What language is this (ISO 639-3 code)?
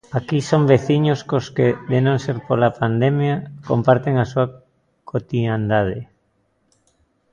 glg